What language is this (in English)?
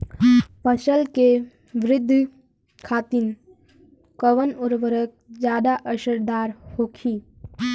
Bhojpuri